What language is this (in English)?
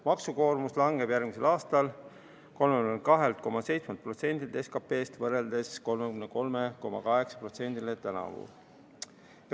Estonian